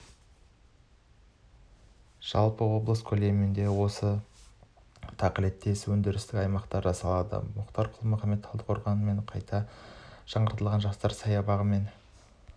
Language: Kazakh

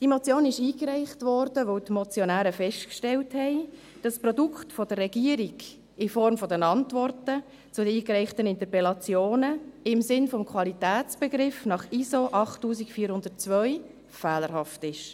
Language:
Swiss German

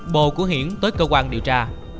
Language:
Vietnamese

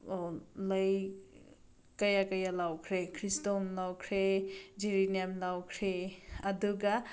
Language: Manipuri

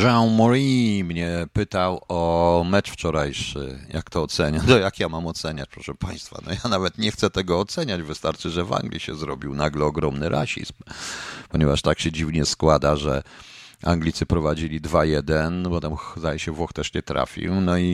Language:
Polish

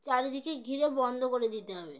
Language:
Bangla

